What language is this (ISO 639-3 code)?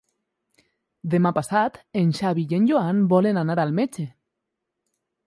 cat